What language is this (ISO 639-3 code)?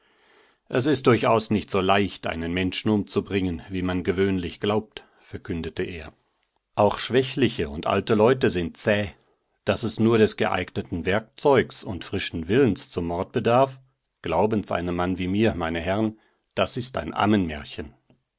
deu